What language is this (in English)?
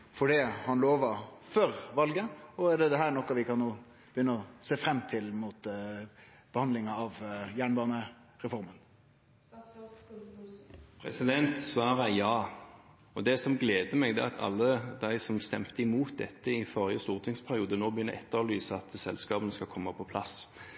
Norwegian